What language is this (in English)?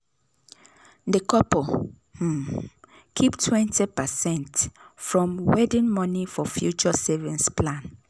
Nigerian Pidgin